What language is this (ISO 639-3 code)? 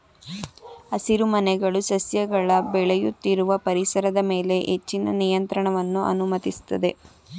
kan